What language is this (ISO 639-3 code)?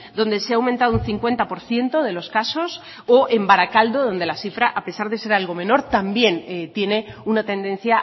spa